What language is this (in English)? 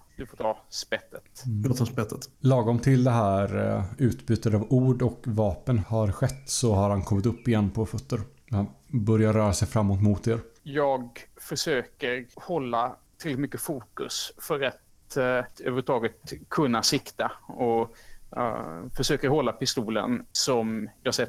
Swedish